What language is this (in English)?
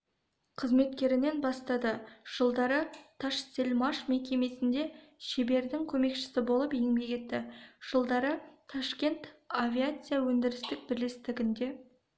Kazakh